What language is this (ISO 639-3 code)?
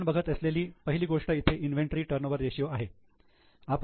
mar